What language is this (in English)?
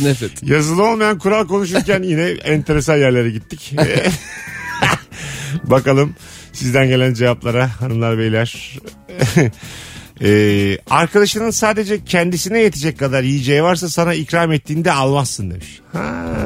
Turkish